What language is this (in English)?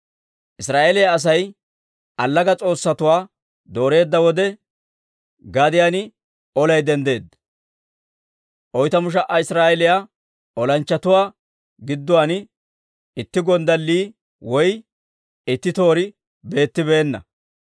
Dawro